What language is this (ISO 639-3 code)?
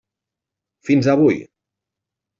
cat